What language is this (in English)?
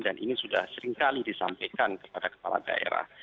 Indonesian